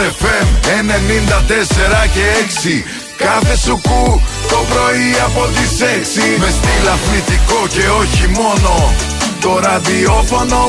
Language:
Greek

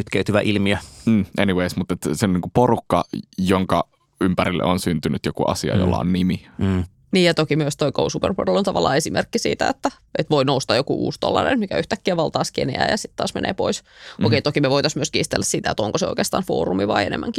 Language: Finnish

